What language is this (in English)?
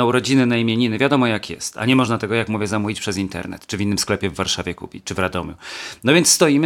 Polish